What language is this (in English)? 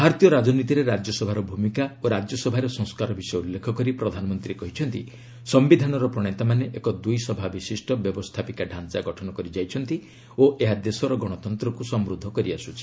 Odia